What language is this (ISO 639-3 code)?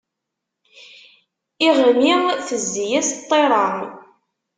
kab